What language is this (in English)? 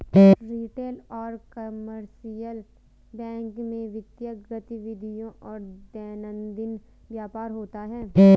Hindi